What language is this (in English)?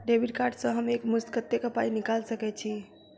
Maithili